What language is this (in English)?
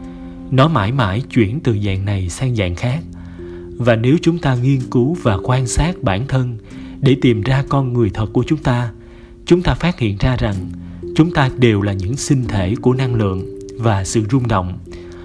Vietnamese